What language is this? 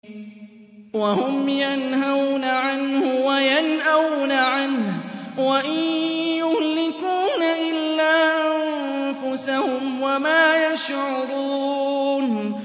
Arabic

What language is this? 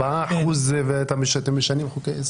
Hebrew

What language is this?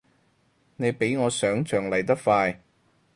Cantonese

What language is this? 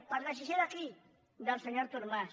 Catalan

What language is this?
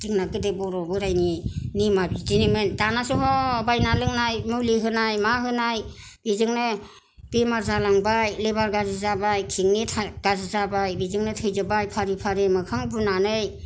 Bodo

